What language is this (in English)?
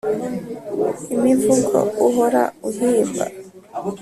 Kinyarwanda